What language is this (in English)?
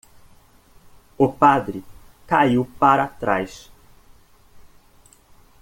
Portuguese